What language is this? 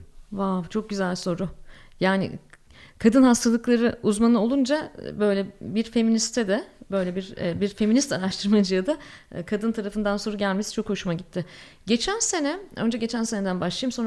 Turkish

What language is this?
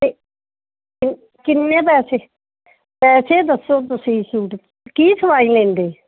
Punjabi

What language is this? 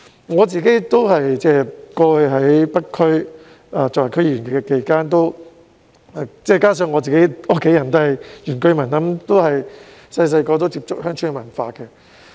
Cantonese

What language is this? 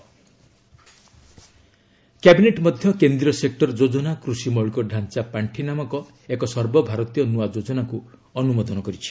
Odia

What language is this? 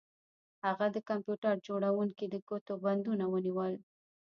Pashto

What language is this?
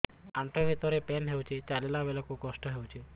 Odia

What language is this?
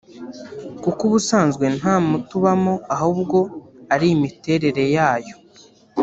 Kinyarwanda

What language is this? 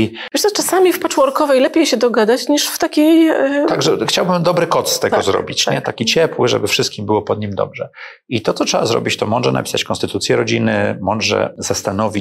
Polish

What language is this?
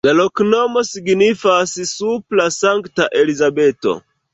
Esperanto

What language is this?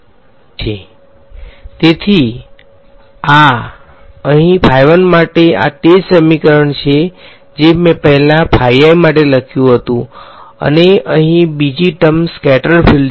Gujarati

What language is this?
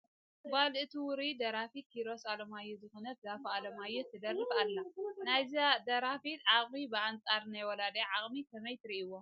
Tigrinya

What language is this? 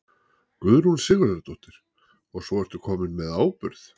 Icelandic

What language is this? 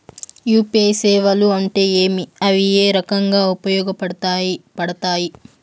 Telugu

